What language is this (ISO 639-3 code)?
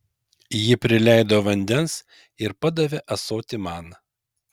lit